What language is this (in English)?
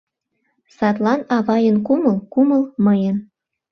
Mari